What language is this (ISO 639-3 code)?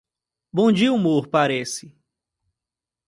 por